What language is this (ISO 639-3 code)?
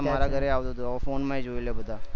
guj